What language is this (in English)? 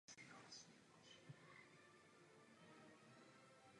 Czech